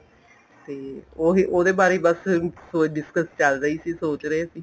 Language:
Punjabi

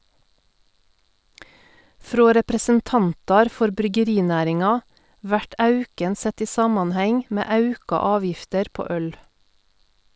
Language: Norwegian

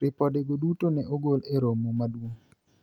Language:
Luo (Kenya and Tanzania)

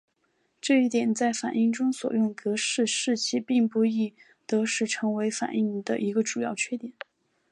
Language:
Chinese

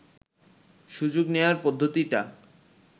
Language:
Bangla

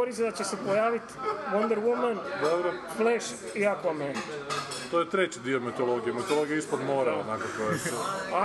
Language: Croatian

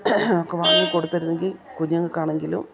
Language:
Malayalam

